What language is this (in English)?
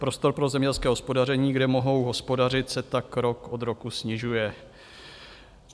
Czech